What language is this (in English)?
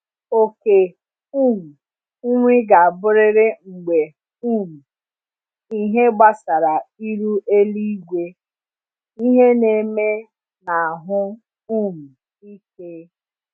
Igbo